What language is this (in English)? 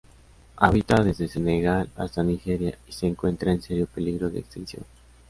Spanish